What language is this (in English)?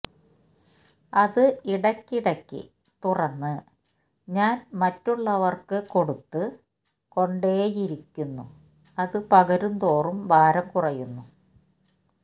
Malayalam